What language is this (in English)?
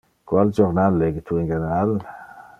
Interlingua